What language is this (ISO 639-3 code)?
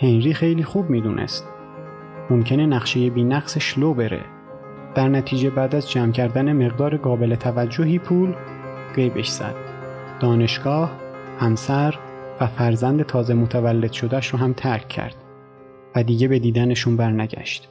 fas